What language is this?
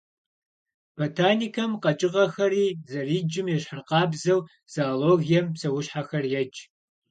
Kabardian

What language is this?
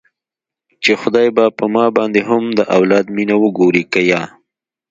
Pashto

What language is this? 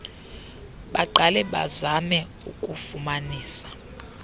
Xhosa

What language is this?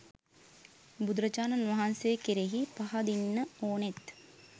Sinhala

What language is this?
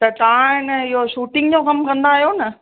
Sindhi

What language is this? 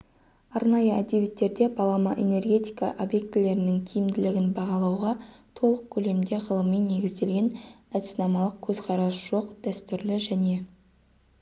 Kazakh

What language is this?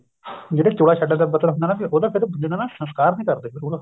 Punjabi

